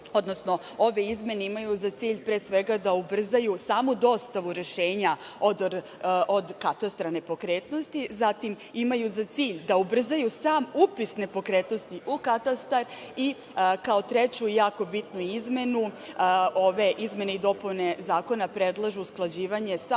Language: Serbian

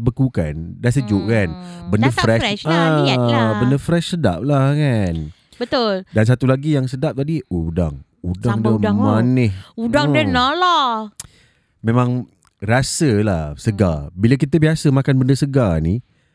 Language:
Malay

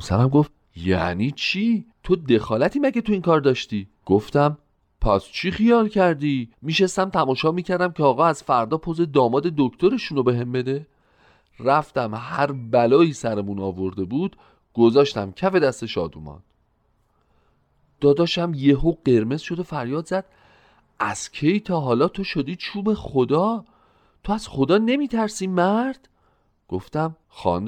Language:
Persian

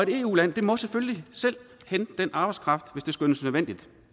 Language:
Danish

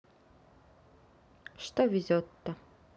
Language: Russian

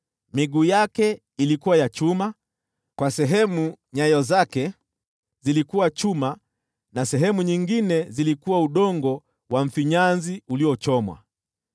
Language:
Swahili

